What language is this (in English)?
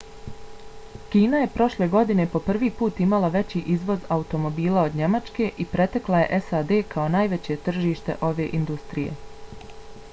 Bosnian